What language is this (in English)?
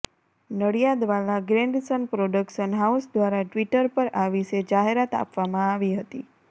Gujarati